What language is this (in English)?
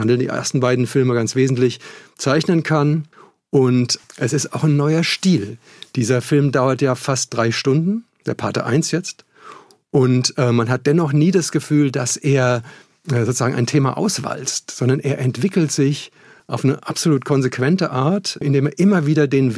German